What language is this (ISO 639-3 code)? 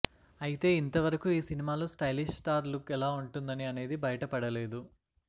tel